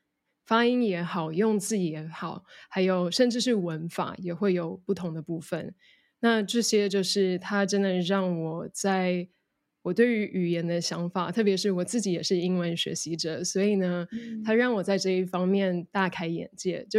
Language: Chinese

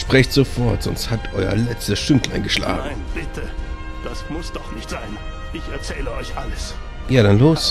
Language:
German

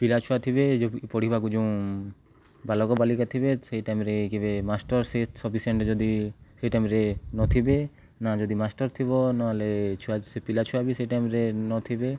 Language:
Odia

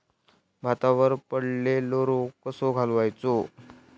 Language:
Marathi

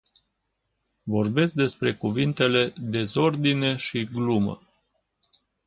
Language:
Romanian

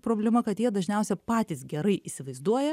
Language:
Lithuanian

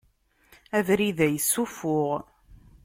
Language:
Kabyle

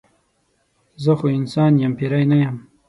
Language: Pashto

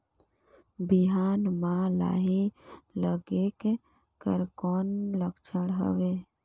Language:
Chhattisgarhi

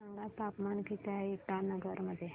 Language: Marathi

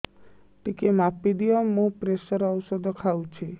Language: Odia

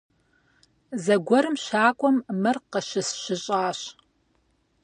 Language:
Kabardian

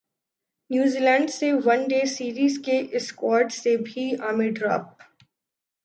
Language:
Urdu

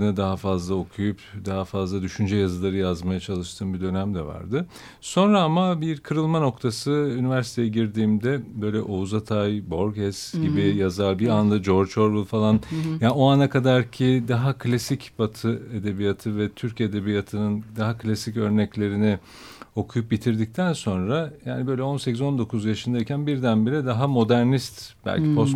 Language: Turkish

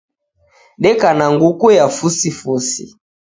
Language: Taita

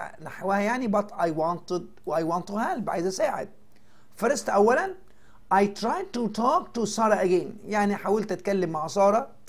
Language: Arabic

